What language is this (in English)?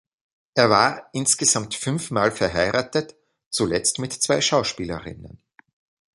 German